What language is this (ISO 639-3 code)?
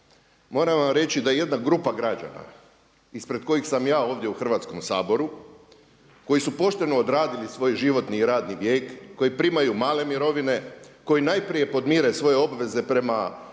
hrv